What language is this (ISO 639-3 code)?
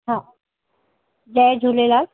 snd